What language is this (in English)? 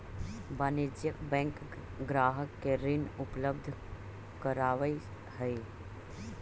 Magahi